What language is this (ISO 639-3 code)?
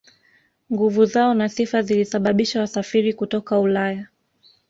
swa